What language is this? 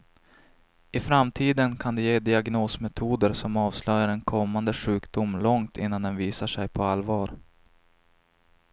Swedish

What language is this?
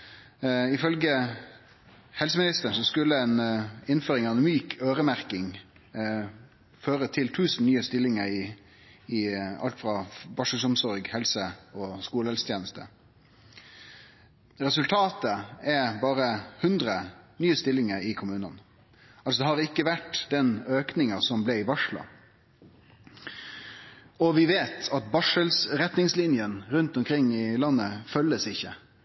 Norwegian Nynorsk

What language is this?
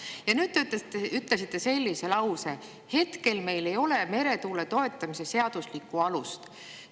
Estonian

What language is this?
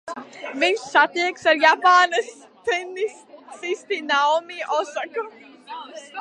Latvian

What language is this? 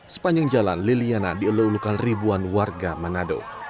Indonesian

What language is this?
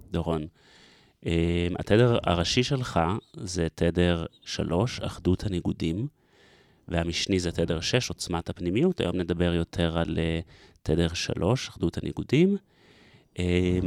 Hebrew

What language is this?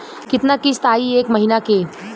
Bhojpuri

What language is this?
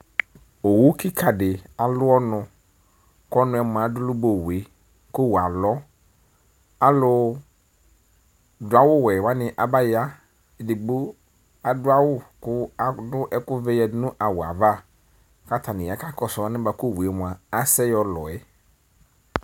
Ikposo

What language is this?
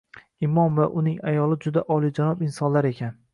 Uzbek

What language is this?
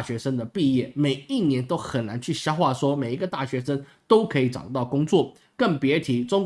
Chinese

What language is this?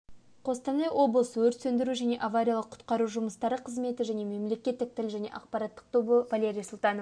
Kazakh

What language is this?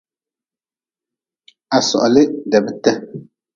Nawdm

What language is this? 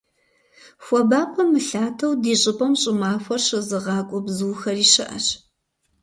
Kabardian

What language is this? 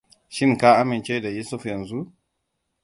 Hausa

